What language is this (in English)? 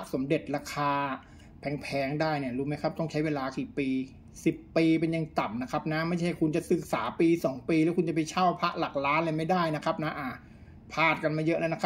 Thai